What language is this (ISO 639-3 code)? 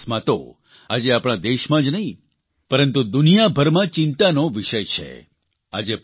guj